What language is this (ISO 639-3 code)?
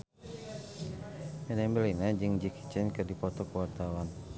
sun